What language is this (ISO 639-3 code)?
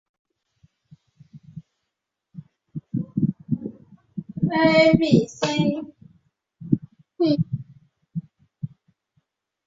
zho